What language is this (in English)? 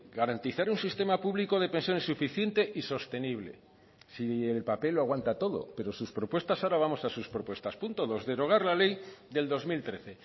Spanish